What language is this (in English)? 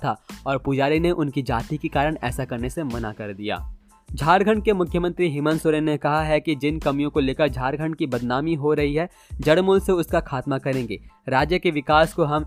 Hindi